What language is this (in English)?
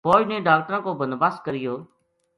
Gujari